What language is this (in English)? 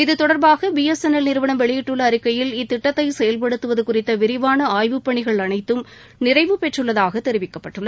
Tamil